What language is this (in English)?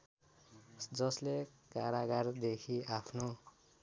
Nepali